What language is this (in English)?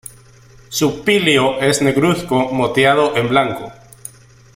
Spanish